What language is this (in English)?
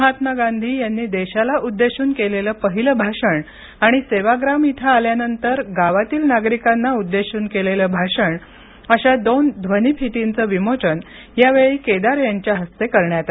Marathi